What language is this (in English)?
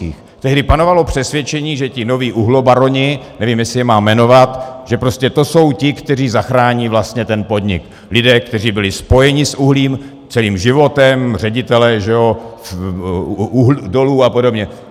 Czech